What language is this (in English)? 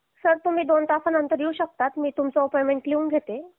Marathi